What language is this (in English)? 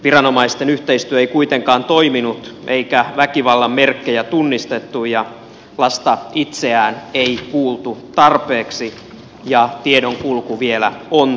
Finnish